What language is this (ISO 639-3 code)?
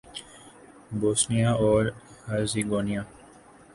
urd